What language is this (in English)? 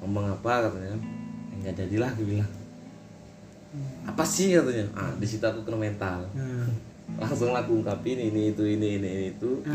Indonesian